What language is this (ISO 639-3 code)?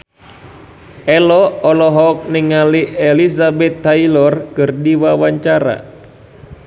sun